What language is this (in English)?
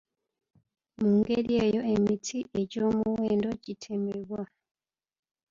Ganda